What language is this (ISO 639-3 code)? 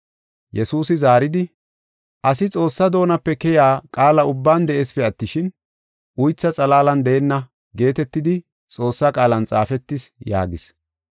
gof